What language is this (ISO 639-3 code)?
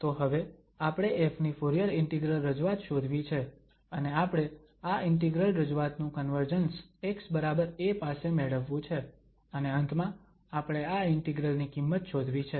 guj